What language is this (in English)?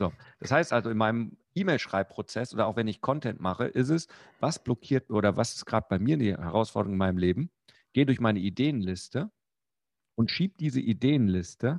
German